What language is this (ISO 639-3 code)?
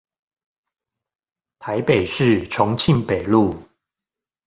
zho